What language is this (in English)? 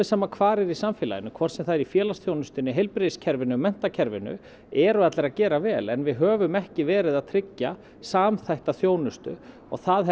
Icelandic